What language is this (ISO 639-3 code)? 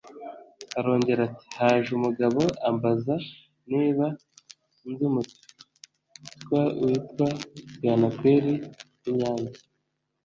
kin